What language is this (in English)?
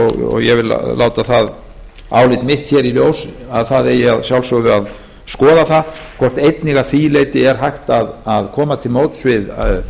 Icelandic